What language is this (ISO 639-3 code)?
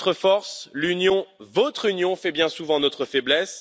fra